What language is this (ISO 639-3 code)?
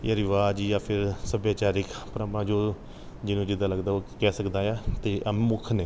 pan